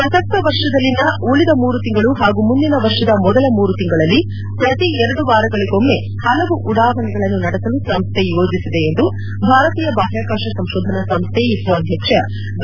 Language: Kannada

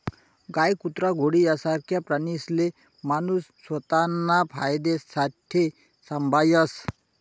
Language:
Marathi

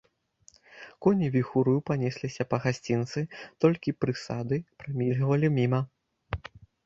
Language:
Belarusian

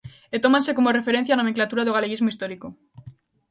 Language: Galician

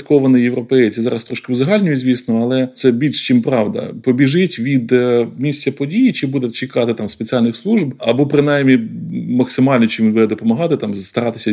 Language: Ukrainian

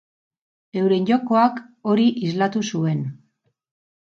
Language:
Basque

